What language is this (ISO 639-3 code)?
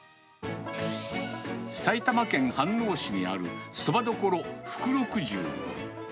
jpn